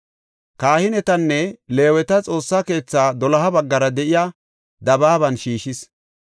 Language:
Gofa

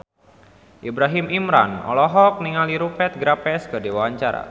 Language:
Sundanese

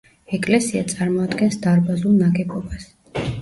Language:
Georgian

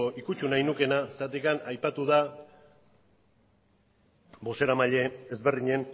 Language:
Basque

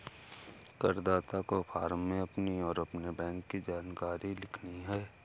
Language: Hindi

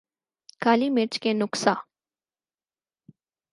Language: Urdu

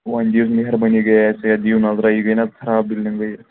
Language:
Kashmiri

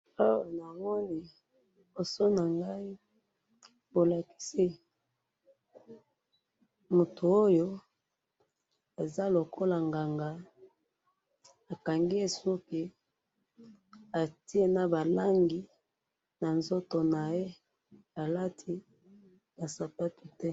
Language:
Lingala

